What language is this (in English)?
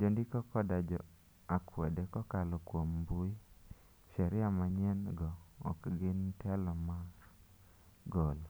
Luo (Kenya and Tanzania)